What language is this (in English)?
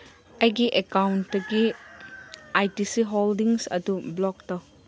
Manipuri